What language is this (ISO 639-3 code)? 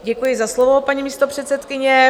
ces